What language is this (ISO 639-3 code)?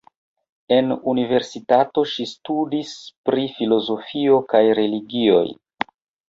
epo